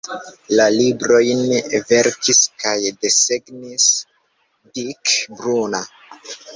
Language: Esperanto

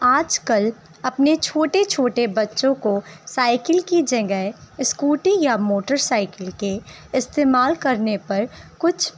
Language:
Urdu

